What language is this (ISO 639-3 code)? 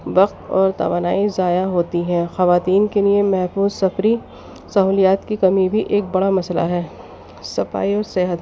urd